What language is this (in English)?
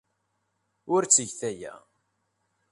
Kabyle